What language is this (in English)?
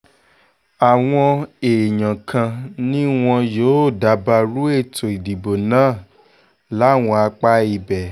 Yoruba